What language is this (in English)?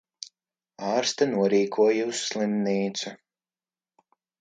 Latvian